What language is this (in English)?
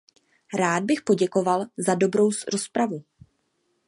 Czech